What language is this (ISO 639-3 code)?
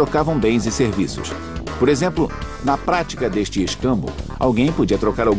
por